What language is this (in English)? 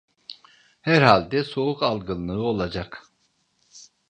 Turkish